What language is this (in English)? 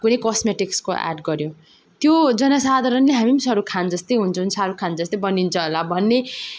Nepali